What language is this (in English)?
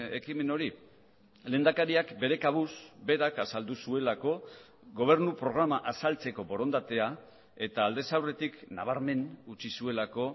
Basque